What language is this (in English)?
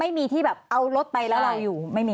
Thai